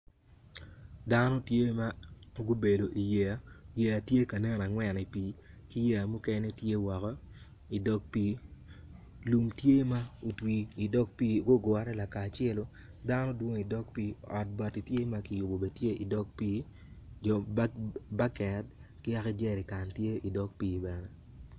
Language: Acoli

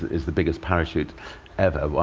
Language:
English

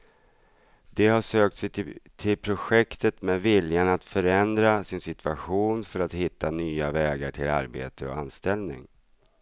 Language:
Swedish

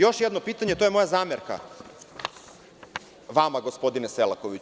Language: Serbian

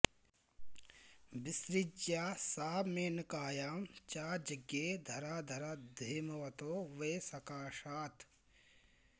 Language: Sanskrit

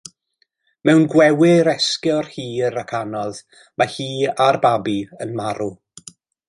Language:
Welsh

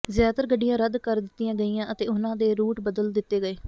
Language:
Punjabi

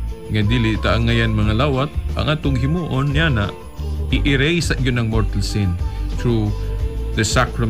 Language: Filipino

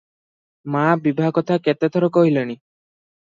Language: Odia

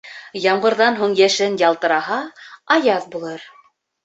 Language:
Bashkir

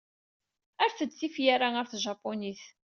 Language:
Kabyle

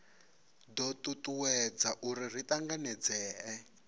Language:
Venda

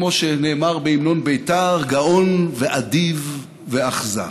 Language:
Hebrew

